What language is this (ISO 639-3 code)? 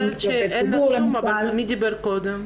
heb